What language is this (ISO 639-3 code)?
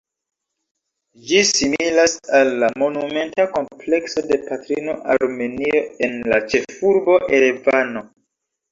epo